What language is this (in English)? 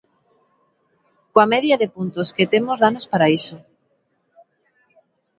Galician